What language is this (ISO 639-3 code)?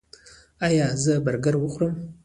pus